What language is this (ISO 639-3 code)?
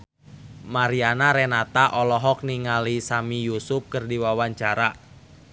sun